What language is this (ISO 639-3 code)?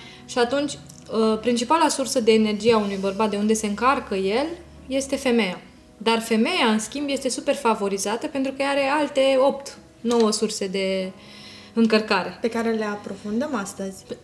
ron